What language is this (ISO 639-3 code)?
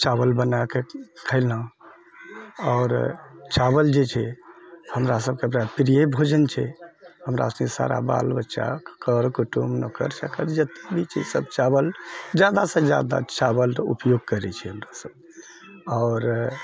mai